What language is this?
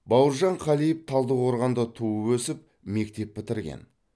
Kazakh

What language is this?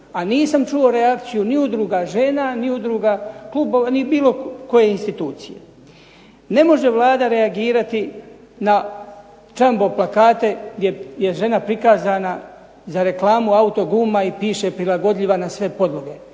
Croatian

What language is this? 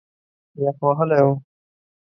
Pashto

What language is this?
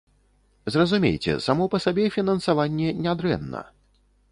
Belarusian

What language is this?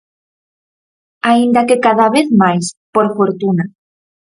Galician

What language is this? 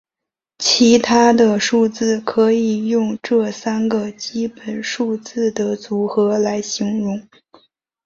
Chinese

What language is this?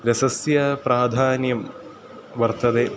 Sanskrit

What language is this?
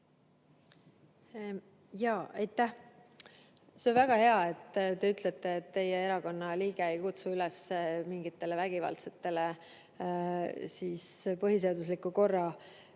Estonian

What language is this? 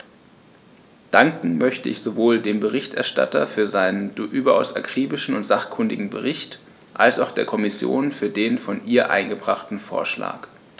German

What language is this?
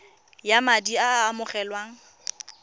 Tswana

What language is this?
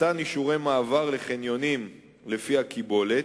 Hebrew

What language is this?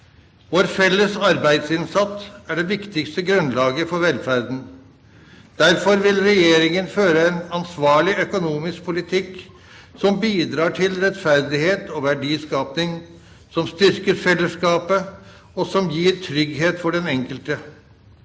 Norwegian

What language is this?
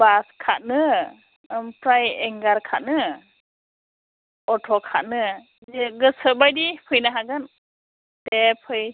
Bodo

